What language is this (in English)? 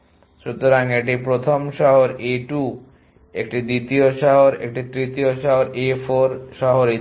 Bangla